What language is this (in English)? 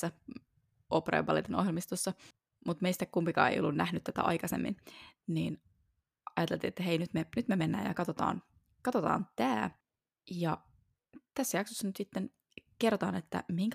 Finnish